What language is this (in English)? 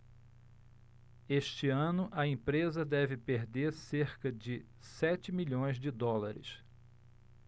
Portuguese